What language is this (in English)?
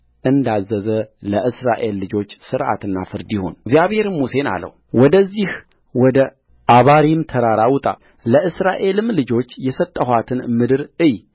Amharic